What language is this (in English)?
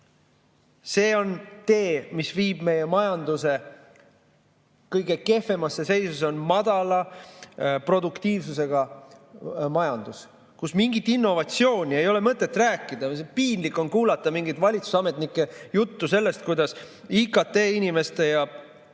Estonian